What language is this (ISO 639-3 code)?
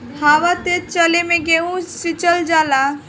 bho